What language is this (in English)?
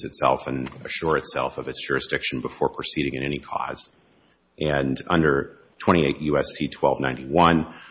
English